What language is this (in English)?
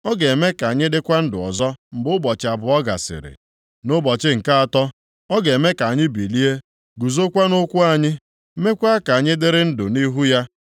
Igbo